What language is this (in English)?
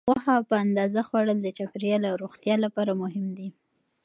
Pashto